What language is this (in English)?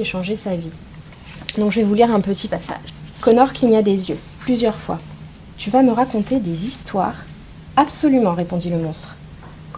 French